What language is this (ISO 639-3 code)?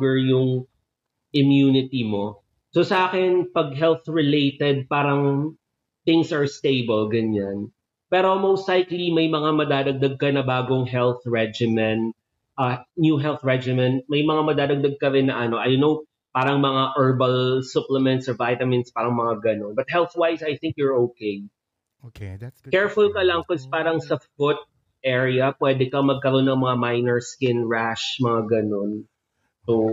fil